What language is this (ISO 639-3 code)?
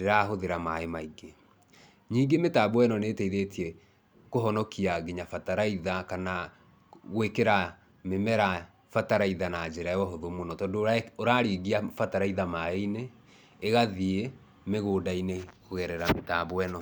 kik